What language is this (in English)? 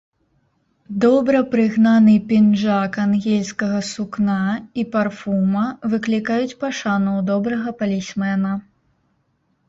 Belarusian